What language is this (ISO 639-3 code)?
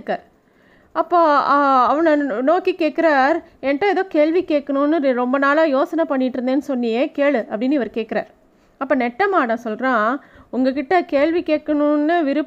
tam